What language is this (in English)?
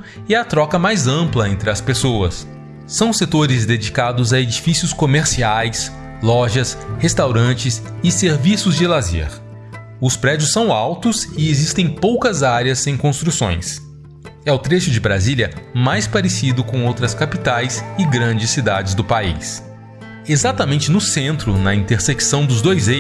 Portuguese